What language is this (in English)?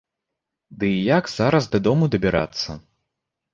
Belarusian